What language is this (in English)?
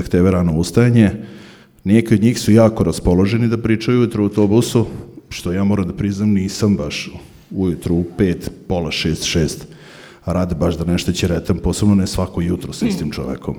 Croatian